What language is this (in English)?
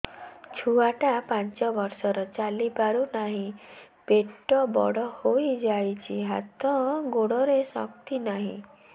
Odia